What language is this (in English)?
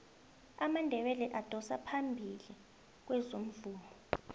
South Ndebele